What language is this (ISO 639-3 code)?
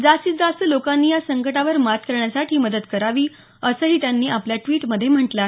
mar